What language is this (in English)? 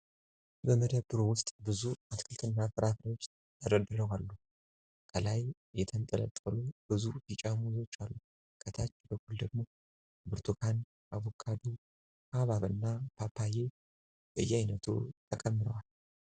Amharic